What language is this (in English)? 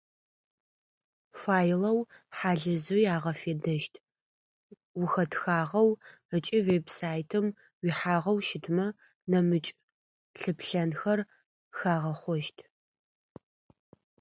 Adyghe